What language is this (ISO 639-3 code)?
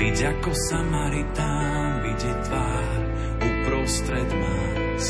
slk